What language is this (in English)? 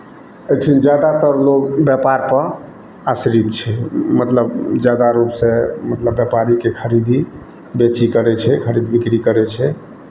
Maithili